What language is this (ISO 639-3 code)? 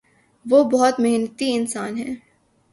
urd